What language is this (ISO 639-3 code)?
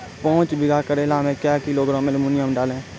mai